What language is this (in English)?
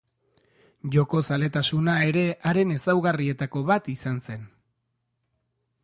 Basque